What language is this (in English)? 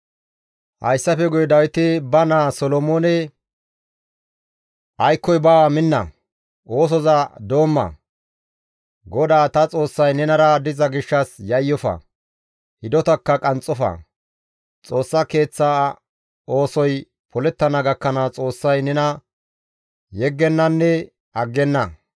Gamo